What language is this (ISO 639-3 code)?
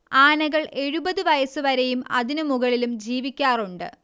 mal